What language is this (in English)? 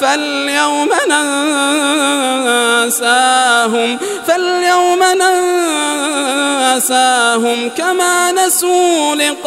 Arabic